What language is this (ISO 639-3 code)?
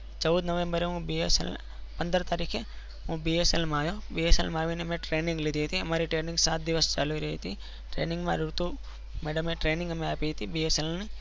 guj